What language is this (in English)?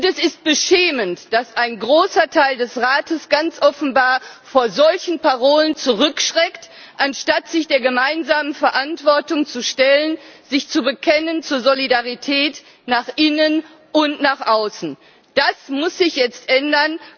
German